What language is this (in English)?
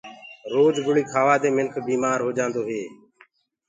Gurgula